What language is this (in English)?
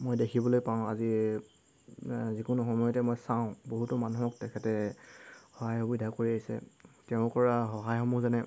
Assamese